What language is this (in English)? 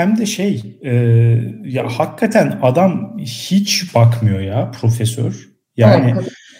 Turkish